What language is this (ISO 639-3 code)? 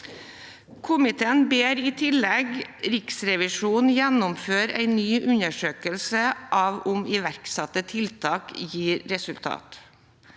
nor